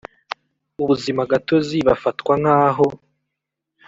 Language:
Kinyarwanda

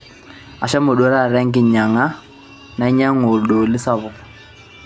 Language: Masai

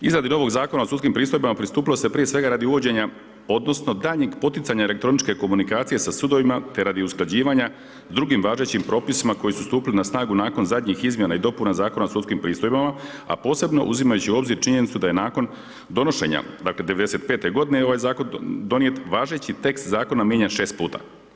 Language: Croatian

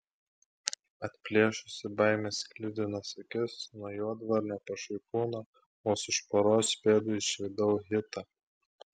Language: Lithuanian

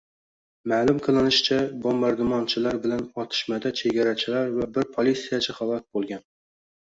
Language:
Uzbek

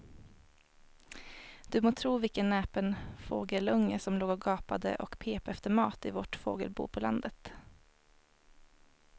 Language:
Swedish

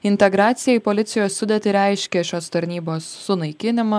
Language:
Lithuanian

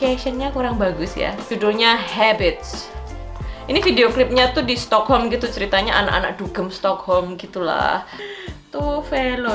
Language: Indonesian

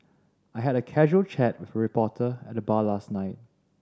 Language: English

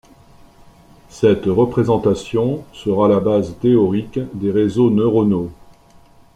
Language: French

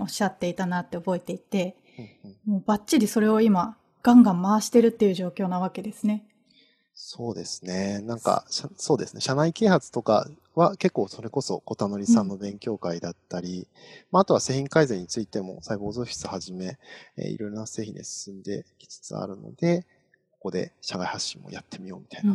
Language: Japanese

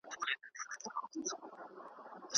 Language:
Pashto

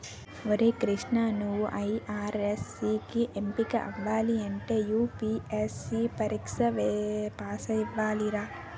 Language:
Telugu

